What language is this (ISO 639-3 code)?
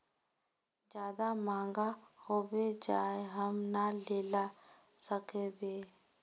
mag